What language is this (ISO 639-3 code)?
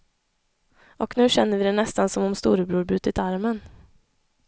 swe